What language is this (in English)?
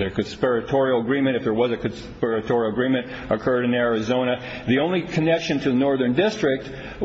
English